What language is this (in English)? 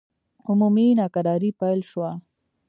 Pashto